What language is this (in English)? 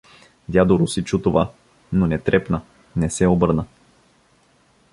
Bulgarian